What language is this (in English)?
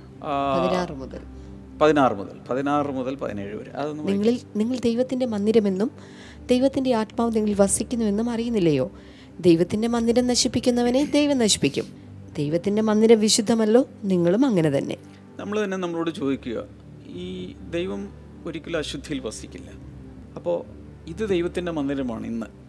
Malayalam